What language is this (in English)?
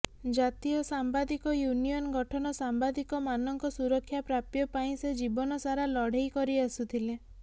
Odia